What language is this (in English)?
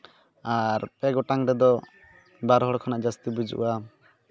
Santali